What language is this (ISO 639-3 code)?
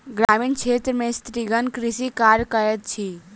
mai